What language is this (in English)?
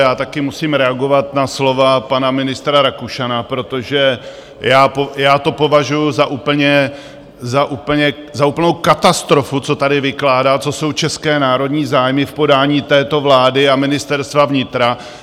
Czech